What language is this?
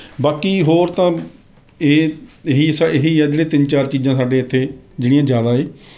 Punjabi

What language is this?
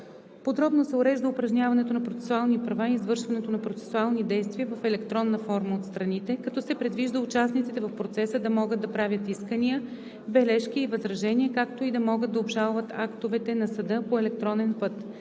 Bulgarian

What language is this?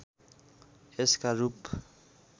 Nepali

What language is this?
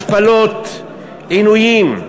Hebrew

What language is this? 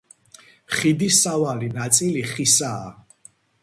Georgian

